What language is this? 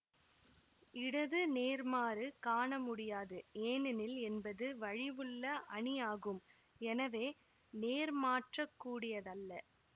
Tamil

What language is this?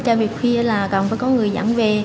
Vietnamese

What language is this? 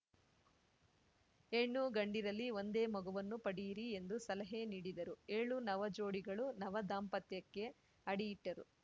Kannada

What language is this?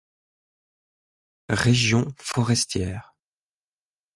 French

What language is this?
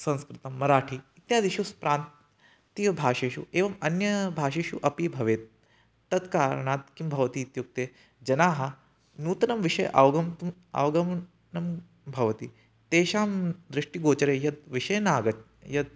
Sanskrit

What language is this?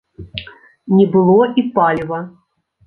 Belarusian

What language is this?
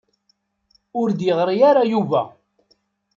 Kabyle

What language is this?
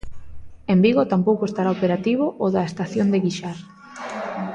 Galician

